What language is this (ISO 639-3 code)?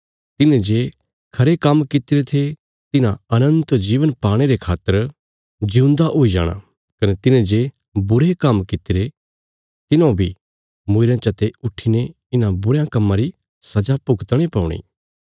kfs